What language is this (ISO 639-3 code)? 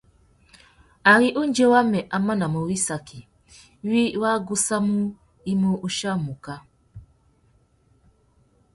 bag